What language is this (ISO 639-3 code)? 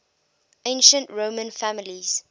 eng